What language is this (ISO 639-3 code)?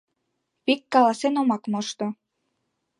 chm